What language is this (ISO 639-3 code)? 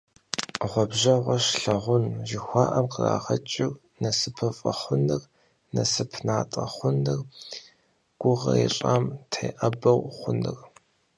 kbd